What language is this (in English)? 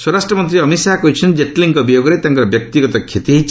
Odia